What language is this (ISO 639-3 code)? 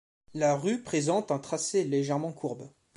fra